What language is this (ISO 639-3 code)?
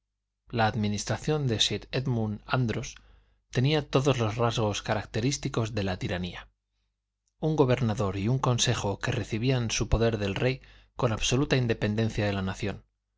spa